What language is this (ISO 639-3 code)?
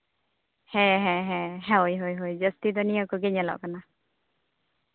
sat